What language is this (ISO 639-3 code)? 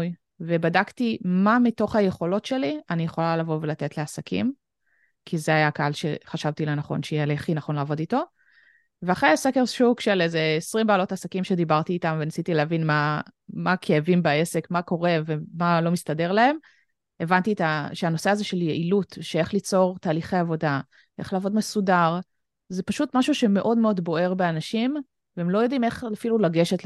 heb